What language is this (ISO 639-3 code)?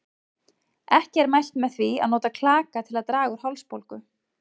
isl